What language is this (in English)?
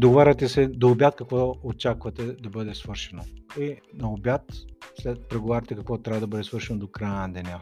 Bulgarian